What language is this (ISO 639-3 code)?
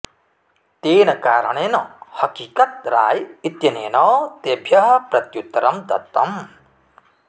san